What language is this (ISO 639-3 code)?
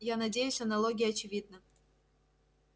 rus